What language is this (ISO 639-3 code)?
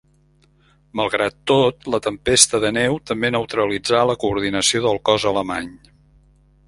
cat